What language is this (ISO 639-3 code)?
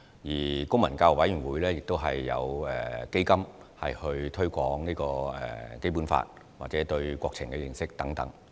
yue